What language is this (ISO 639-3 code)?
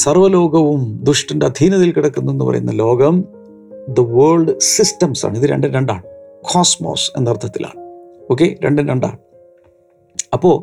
mal